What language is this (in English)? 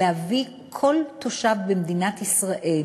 Hebrew